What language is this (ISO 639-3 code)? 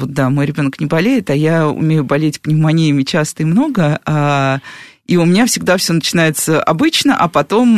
rus